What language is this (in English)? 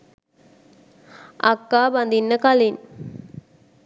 Sinhala